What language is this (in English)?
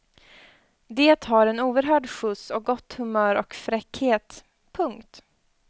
Swedish